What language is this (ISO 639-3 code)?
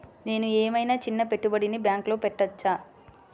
tel